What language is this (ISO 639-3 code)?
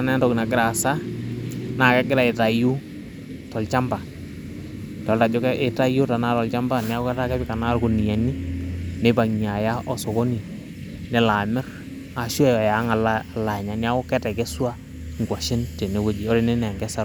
mas